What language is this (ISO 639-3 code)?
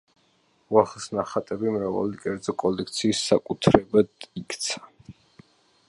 kat